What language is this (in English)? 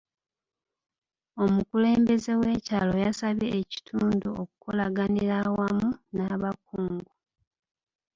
Ganda